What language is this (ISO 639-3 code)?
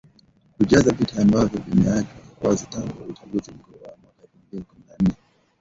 swa